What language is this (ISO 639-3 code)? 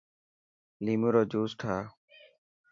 mki